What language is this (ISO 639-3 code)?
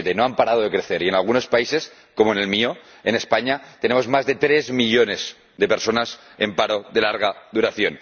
spa